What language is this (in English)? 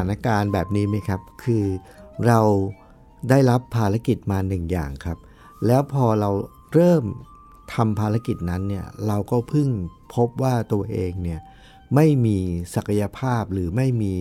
Thai